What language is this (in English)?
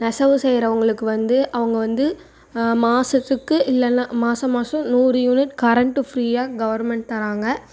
Tamil